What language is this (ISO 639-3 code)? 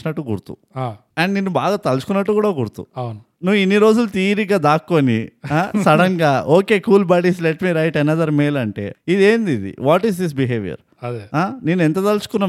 tel